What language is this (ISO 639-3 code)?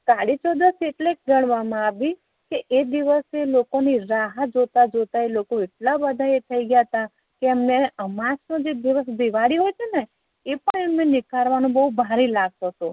guj